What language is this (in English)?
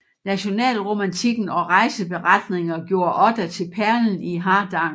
Danish